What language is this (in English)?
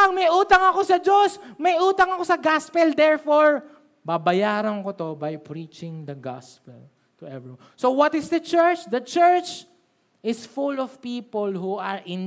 Filipino